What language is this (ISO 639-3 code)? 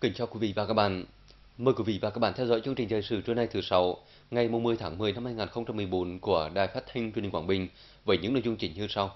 vie